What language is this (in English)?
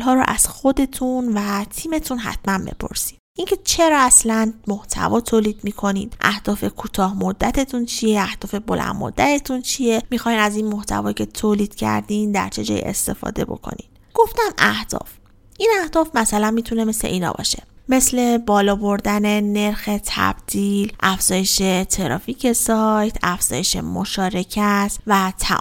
Persian